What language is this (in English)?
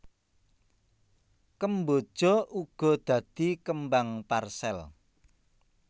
Javanese